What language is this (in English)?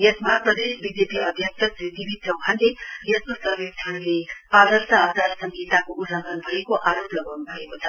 Nepali